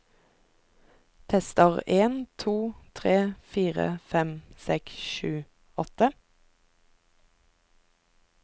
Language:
Norwegian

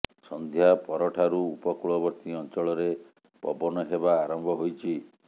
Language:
Odia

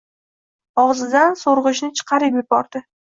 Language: Uzbek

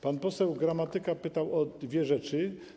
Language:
Polish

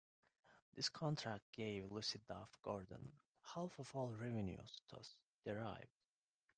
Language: English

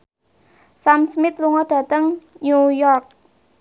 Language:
Javanese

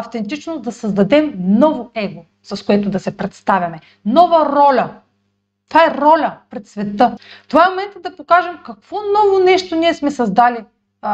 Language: Bulgarian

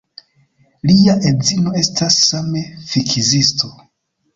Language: Esperanto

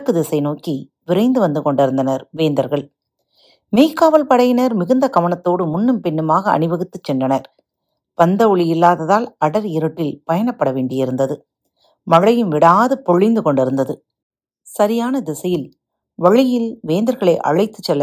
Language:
Tamil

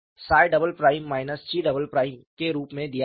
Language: Hindi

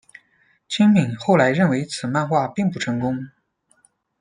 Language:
Chinese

